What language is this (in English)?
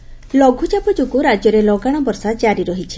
Odia